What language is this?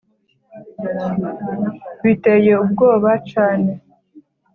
Kinyarwanda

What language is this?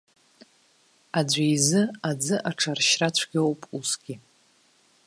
Abkhazian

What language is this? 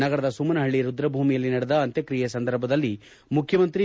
Kannada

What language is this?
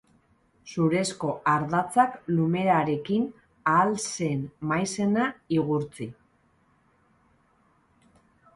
Basque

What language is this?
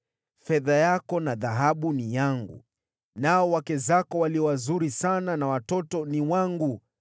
Swahili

